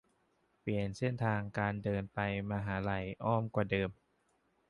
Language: Thai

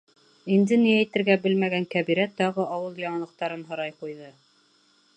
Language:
Bashkir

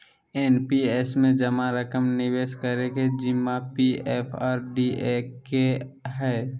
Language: Magahi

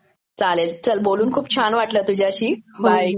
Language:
Marathi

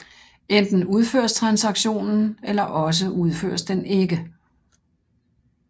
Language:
Danish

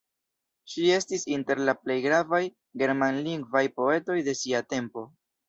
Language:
Esperanto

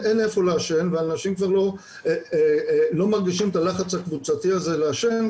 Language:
Hebrew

